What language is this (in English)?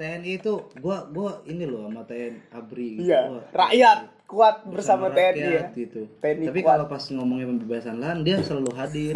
Indonesian